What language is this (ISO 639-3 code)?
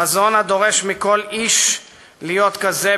heb